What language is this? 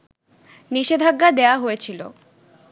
Bangla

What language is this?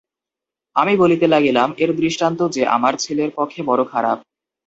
Bangla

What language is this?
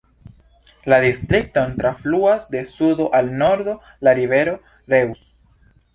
Esperanto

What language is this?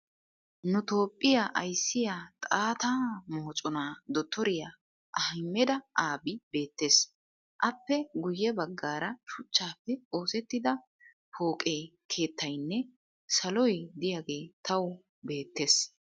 Wolaytta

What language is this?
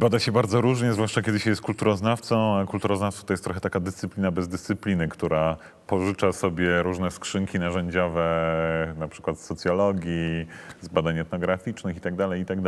Polish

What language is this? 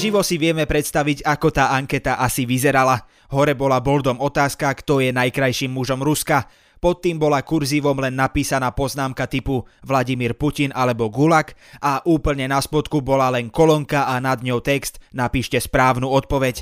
Slovak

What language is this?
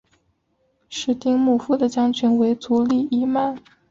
Chinese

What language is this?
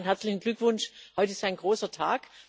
German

